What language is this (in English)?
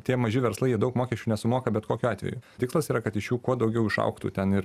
Lithuanian